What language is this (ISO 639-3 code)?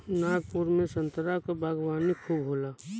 bho